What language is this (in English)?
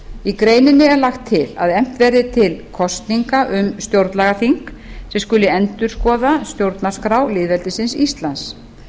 Icelandic